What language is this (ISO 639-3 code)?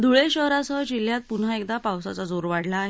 mar